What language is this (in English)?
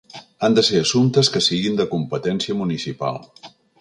Catalan